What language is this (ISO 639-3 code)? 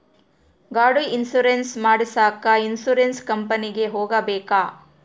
kan